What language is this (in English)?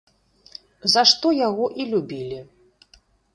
Belarusian